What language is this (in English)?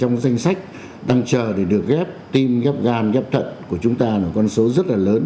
Vietnamese